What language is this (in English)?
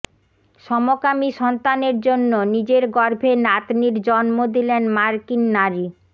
Bangla